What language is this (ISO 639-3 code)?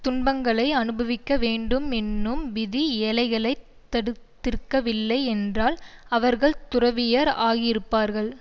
tam